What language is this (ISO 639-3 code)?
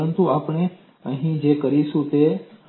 guj